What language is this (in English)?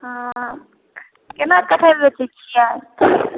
Maithili